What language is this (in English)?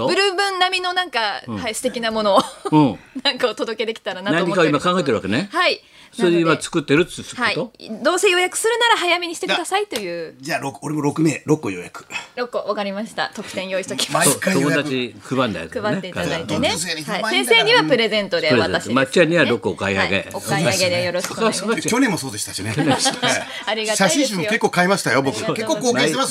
Japanese